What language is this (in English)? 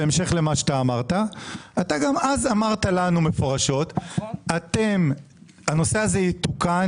Hebrew